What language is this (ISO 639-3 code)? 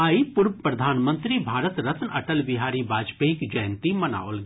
mai